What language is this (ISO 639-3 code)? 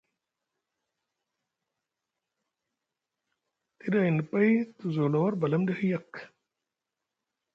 mug